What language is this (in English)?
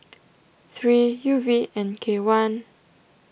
English